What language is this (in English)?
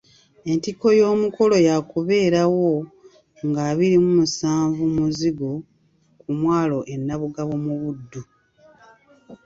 Ganda